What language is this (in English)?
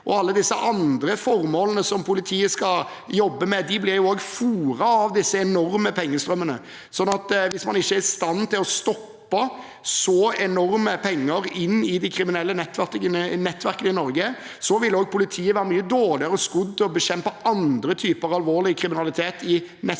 Norwegian